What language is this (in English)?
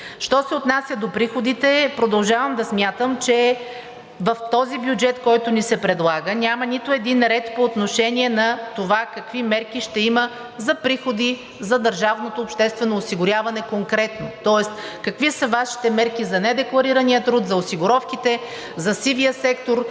Bulgarian